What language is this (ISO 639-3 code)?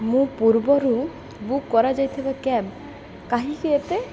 ori